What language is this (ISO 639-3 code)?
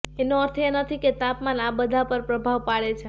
guj